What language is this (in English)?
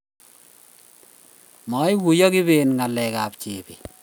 Kalenjin